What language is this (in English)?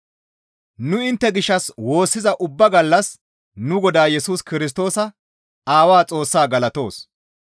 Gamo